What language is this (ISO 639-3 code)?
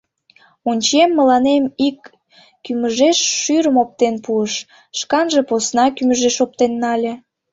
chm